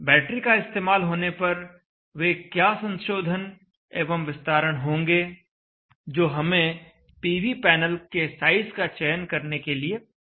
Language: Hindi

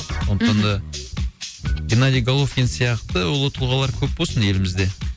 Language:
Kazakh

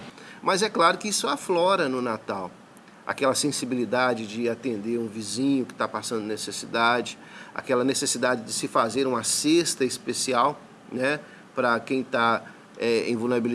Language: Portuguese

